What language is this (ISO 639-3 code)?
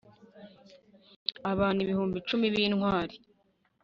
kin